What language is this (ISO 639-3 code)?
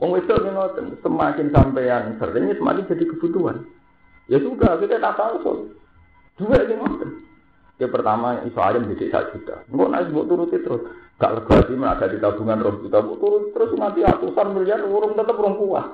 ind